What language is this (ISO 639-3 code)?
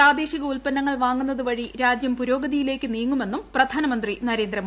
mal